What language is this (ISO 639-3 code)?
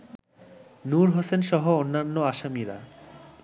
ben